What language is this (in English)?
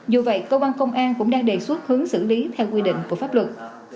Vietnamese